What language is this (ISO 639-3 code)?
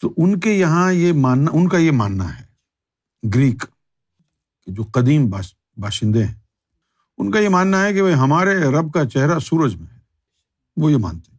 urd